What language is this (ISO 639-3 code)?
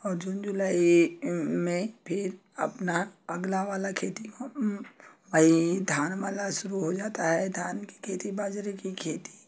hin